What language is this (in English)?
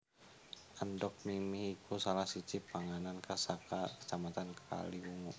Javanese